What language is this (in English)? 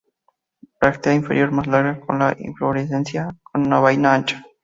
Spanish